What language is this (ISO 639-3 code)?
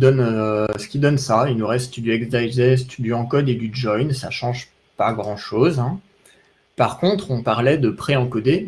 fra